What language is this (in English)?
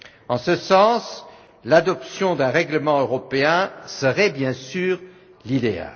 French